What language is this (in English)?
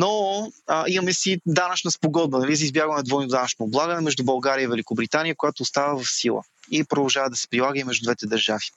Bulgarian